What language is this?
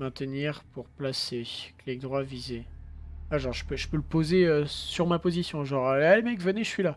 French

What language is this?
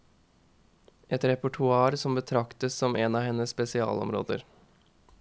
Norwegian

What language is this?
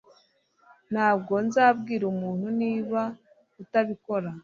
Kinyarwanda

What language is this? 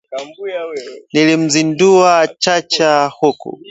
Swahili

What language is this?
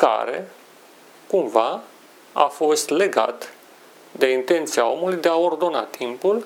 Romanian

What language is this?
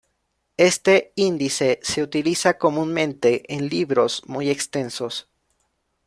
Spanish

